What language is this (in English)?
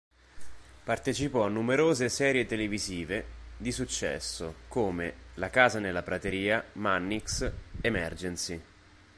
Italian